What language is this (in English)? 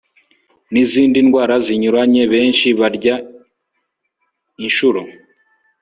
Kinyarwanda